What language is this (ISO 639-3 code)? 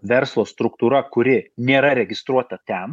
lit